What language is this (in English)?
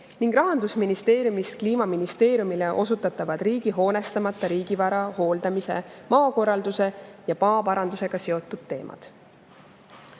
Estonian